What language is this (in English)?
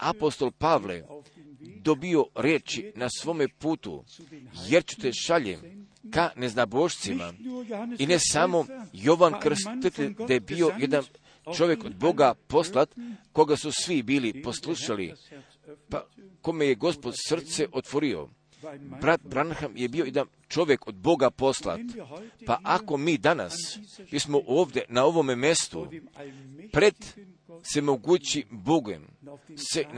Croatian